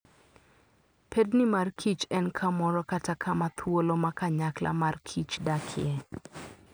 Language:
Luo (Kenya and Tanzania)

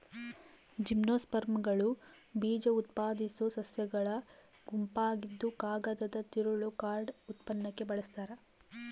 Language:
Kannada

